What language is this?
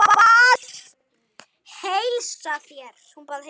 Icelandic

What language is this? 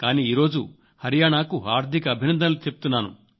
Telugu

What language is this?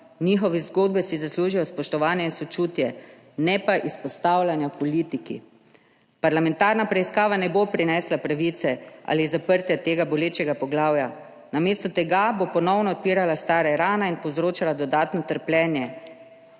Slovenian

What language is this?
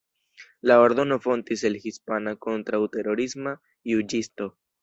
Esperanto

